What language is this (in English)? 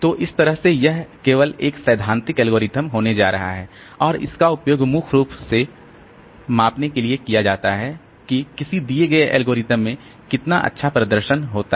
Hindi